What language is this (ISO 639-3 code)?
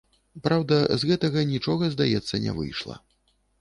bel